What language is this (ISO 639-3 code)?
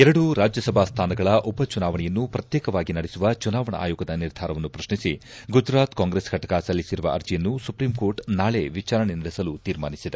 kan